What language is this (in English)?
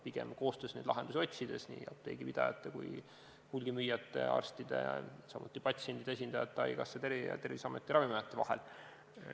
Estonian